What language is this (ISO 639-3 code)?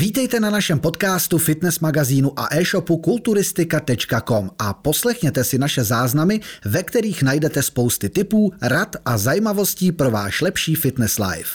ces